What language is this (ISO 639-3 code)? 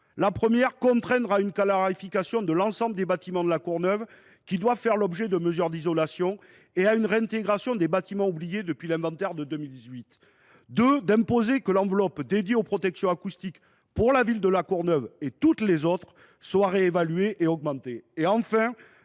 fra